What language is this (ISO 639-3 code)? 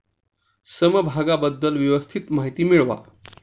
mar